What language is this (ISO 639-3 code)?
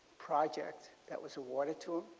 eng